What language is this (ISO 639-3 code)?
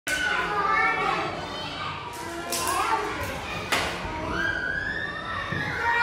tha